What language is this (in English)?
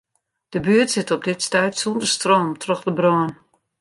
Western Frisian